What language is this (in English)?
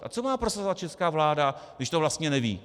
Czech